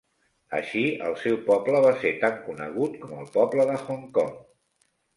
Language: Catalan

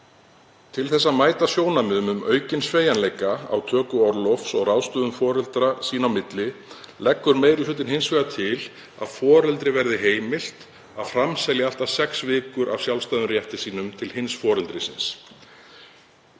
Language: Icelandic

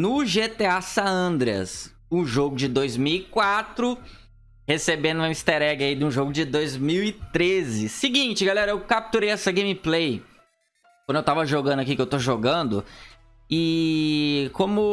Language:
Portuguese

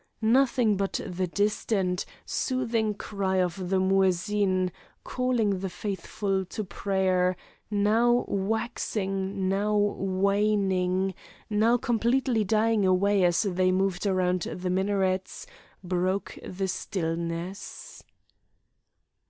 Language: English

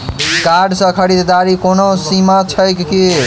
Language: Maithili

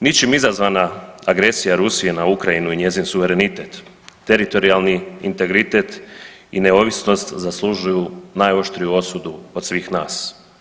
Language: Croatian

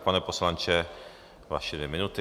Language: Czech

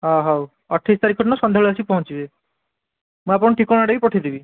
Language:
Odia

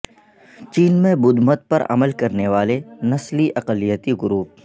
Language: Urdu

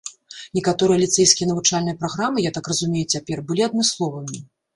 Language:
Belarusian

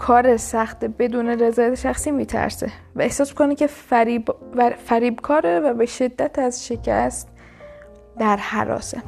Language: Persian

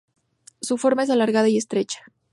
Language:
Spanish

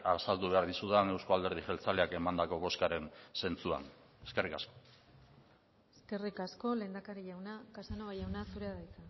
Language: Basque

